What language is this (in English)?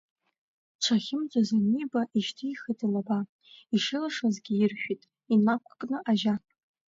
Abkhazian